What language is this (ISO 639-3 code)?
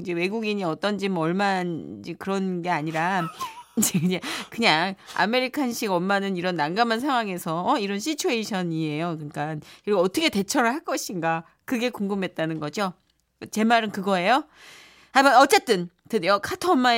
kor